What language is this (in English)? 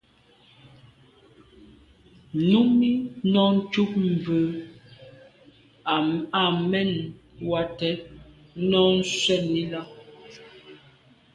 Medumba